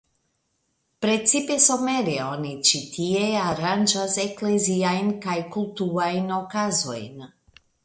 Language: Esperanto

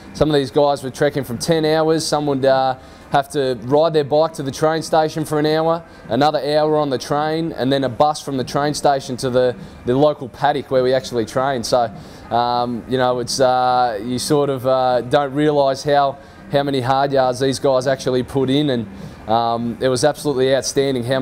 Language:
English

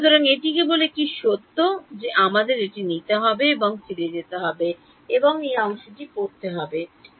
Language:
Bangla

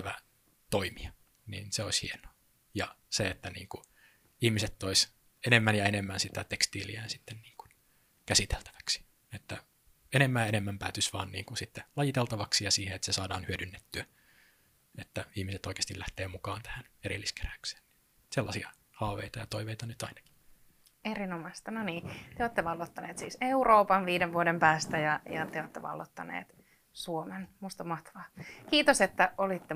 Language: Finnish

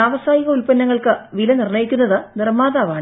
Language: Malayalam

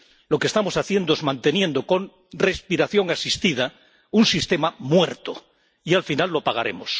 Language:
Spanish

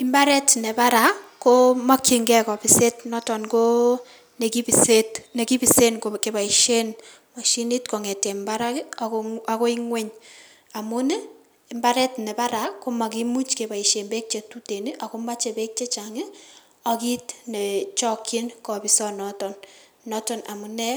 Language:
Kalenjin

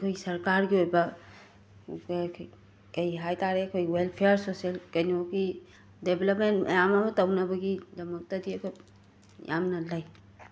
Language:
Manipuri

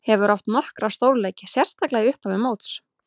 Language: Icelandic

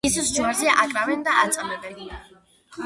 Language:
Georgian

